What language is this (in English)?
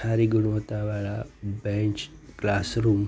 Gujarati